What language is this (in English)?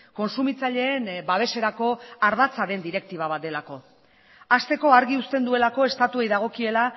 Basque